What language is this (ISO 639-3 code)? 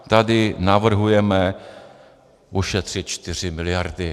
ces